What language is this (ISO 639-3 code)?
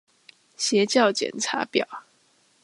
zho